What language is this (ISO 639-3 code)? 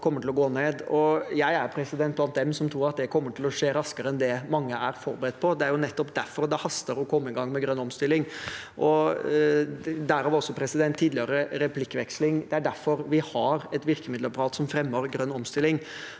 nor